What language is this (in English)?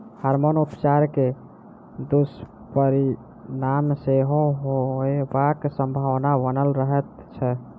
Maithili